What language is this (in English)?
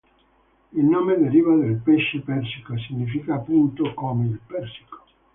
Italian